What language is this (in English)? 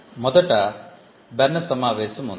Telugu